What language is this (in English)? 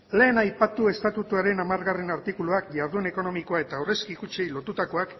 Basque